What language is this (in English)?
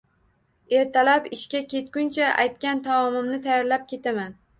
Uzbek